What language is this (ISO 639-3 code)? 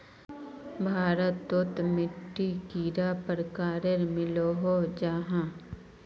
mag